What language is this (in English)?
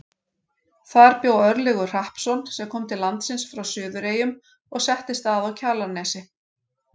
Icelandic